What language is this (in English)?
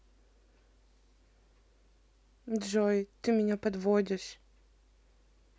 Russian